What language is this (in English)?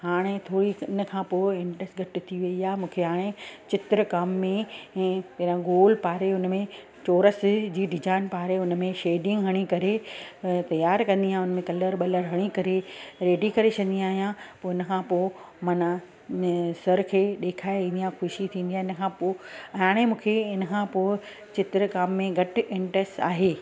Sindhi